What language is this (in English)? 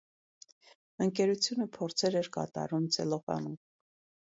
Armenian